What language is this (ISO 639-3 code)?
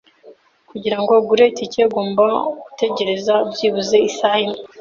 kin